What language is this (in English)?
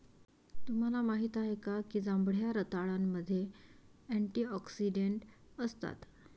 Marathi